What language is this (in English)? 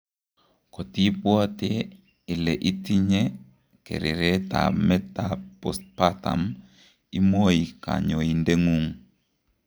Kalenjin